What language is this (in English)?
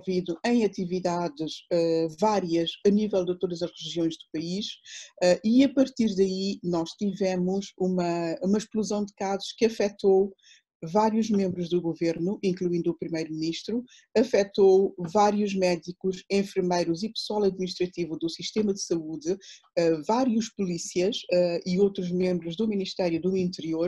Portuguese